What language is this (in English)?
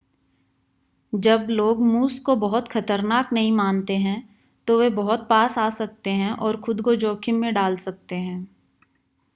Hindi